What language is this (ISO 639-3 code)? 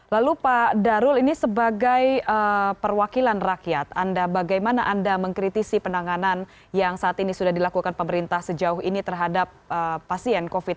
ind